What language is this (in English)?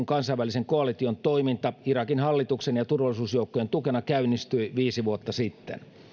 Finnish